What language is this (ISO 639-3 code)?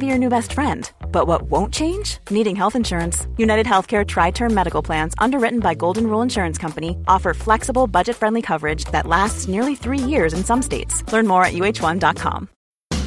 fas